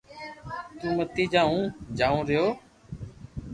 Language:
Loarki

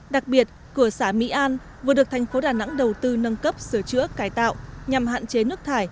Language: Vietnamese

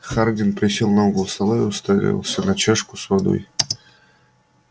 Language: Russian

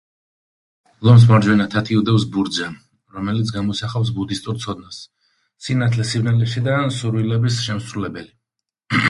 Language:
Georgian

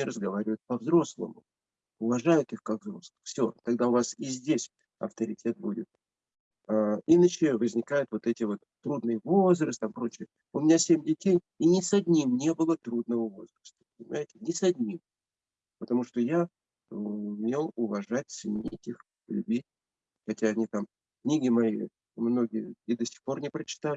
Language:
Russian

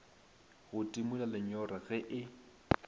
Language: Northern Sotho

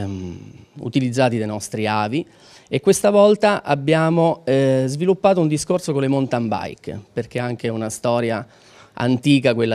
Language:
Italian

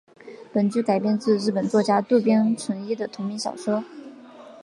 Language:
Chinese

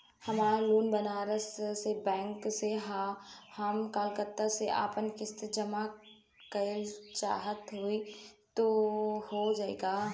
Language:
Bhojpuri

